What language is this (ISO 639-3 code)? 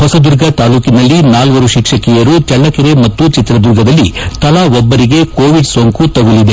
kan